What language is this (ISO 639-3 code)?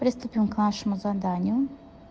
rus